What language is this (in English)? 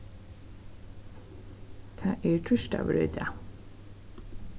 Faroese